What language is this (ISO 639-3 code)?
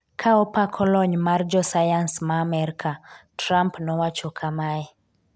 luo